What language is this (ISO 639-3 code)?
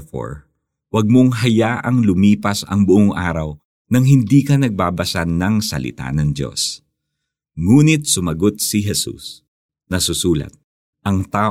fil